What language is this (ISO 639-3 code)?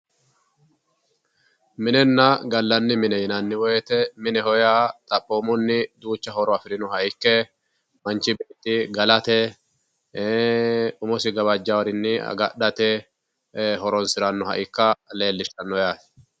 sid